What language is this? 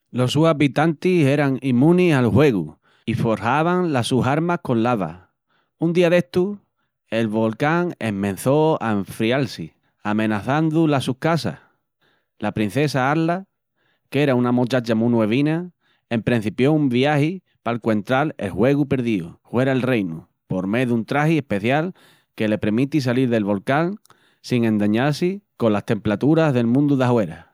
Extremaduran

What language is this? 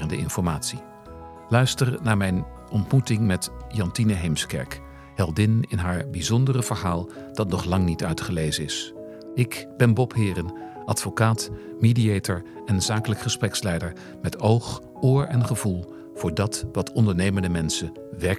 Dutch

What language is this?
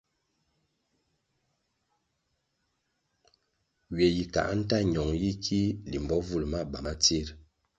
Kwasio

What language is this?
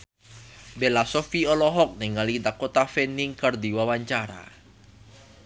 Sundanese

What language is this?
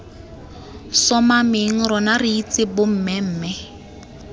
Tswana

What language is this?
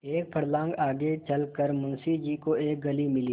Hindi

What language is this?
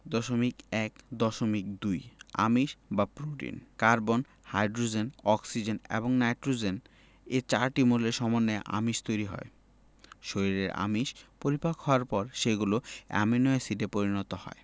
Bangla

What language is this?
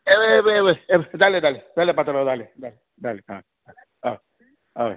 Konkani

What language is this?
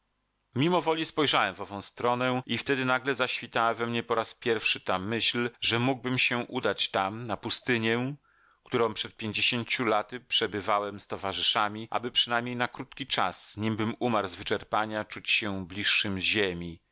Polish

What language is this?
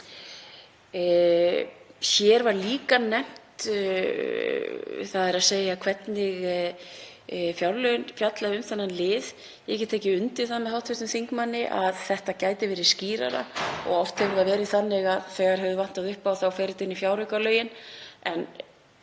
Icelandic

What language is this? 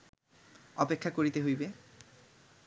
Bangla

